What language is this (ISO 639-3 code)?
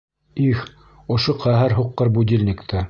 bak